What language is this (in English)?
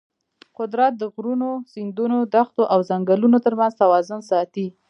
Pashto